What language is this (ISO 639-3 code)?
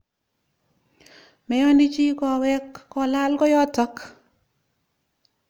kln